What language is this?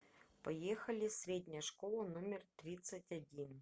Russian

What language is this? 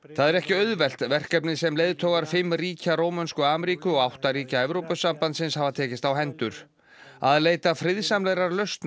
Icelandic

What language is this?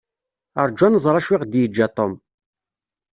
Kabyle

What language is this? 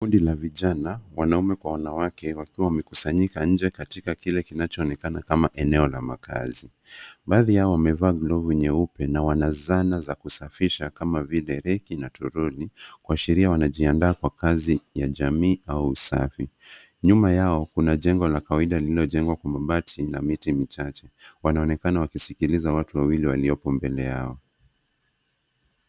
Swahili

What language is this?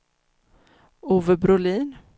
Swedish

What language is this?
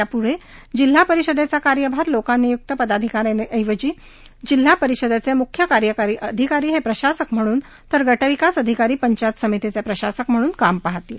Marathi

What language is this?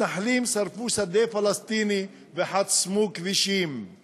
Hebrew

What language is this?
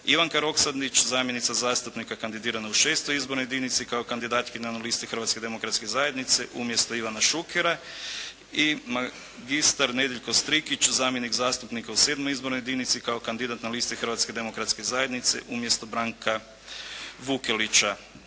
Croatian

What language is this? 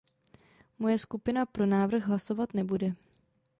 Czech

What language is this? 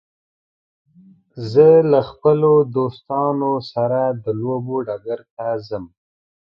Pashto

